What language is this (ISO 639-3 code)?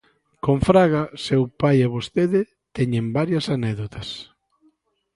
glg